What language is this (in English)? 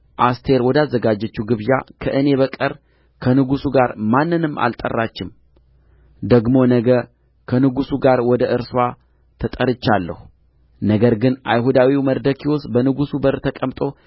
Amharic